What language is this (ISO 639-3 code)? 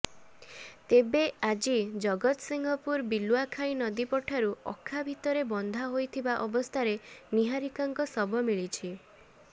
ori